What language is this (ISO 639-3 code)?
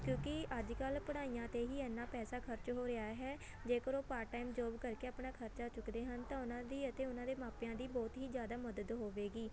pan